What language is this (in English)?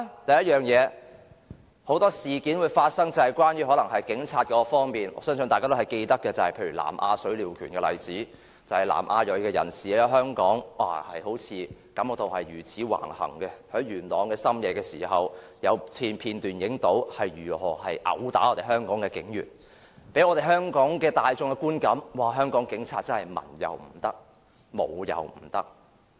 Cantonese